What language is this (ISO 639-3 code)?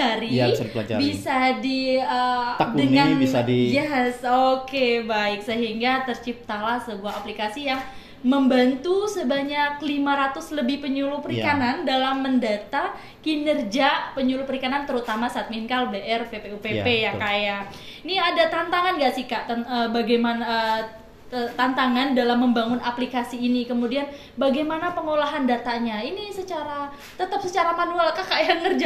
ind